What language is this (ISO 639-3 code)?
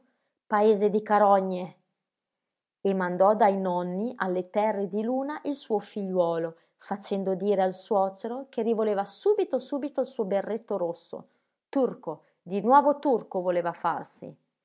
ita